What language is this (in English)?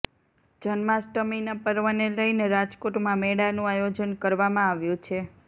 Gujarati